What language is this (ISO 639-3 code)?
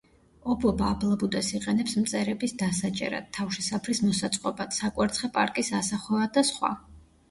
kat